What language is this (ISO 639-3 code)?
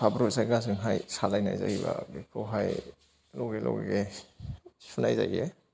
brx